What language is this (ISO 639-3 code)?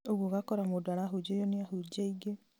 kik